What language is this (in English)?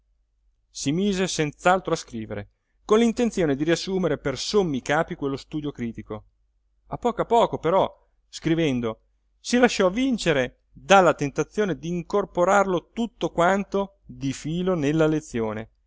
Italian